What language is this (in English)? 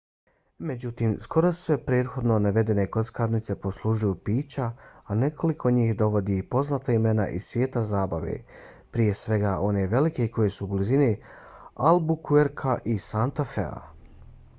Bosnian